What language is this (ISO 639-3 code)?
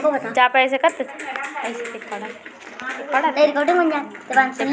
bho